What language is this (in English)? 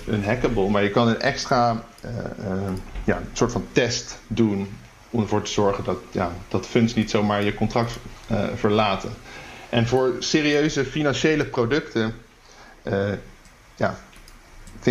Dutch